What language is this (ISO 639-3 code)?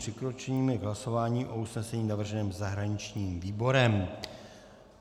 ces